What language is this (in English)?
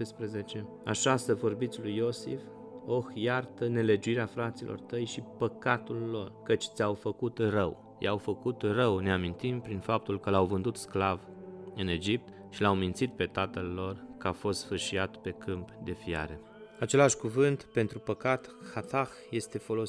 Romanian